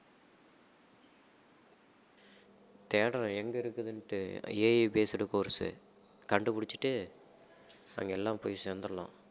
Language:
Tamil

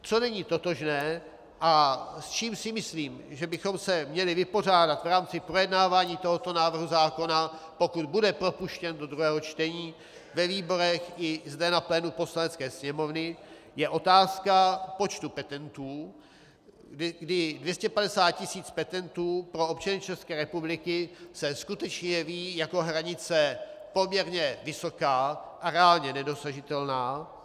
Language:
Czech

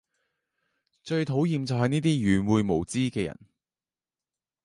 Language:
Cantonese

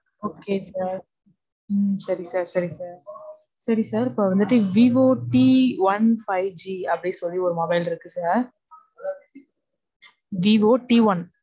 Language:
Tamil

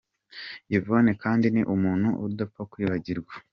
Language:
Kinyarwanda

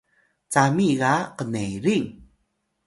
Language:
Atayal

